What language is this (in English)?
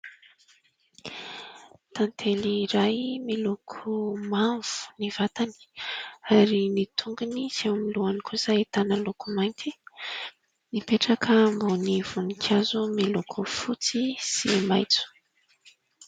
Malagasy